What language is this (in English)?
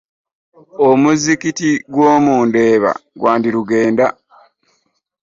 Ganda